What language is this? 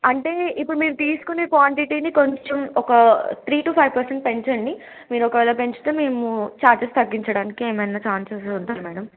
Telugu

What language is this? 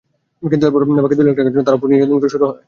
Bangla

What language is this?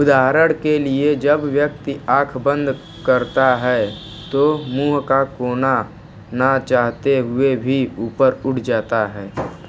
Hindi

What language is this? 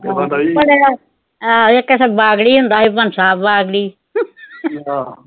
Punjabi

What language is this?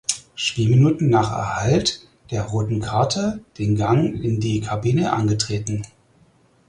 German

